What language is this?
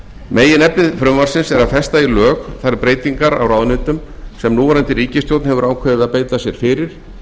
Icelandic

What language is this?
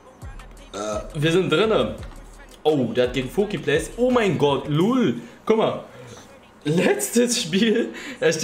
German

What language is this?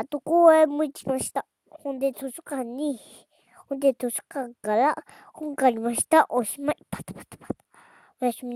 Japanese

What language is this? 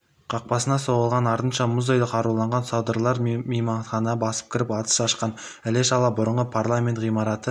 Kazakh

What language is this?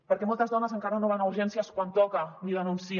Catalan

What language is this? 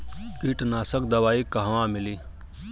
Bhojpuri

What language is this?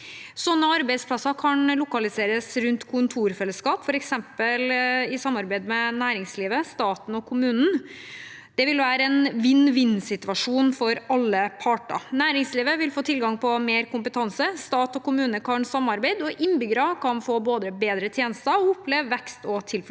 Norwegian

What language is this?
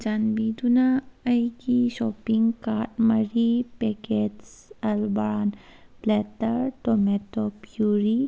Manipuri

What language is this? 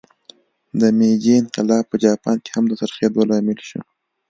Pashto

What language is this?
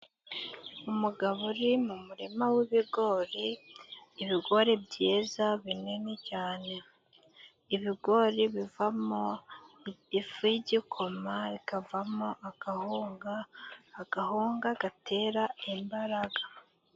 Kinyarwanda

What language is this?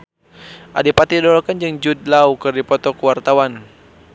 Sundanese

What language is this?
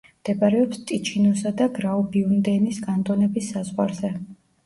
Georgian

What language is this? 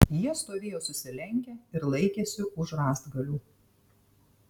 Lithuanian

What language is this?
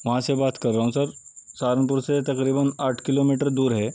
Urdu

